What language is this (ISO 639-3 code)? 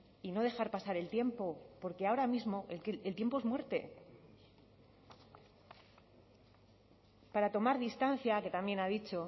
spa